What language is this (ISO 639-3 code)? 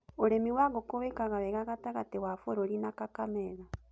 kik